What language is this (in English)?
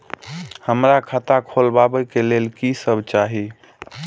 Maithili